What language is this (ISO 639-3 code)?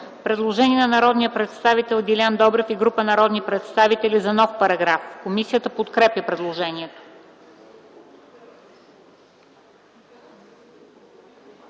bul